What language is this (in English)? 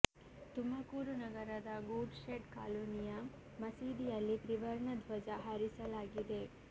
Kannada